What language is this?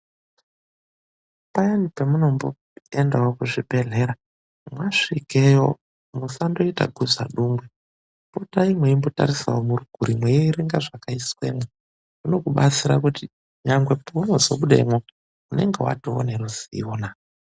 Ndau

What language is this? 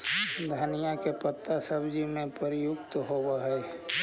Magahi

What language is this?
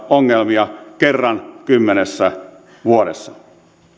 Finnish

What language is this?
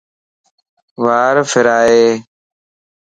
Lasi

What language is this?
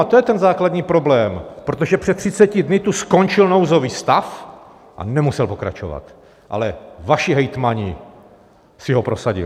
Czech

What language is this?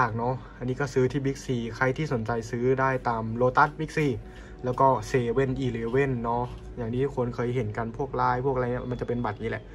Thai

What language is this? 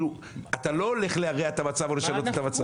Hebrew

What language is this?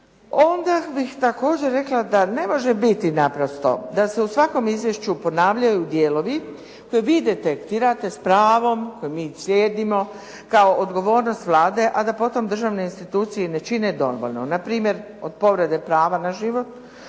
Croatian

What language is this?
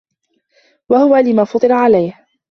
Arabic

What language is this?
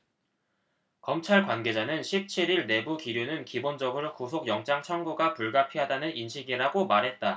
Korean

